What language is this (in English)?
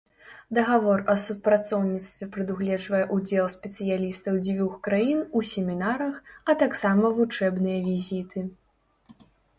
Belarusian